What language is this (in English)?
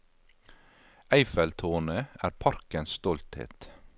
Norwegian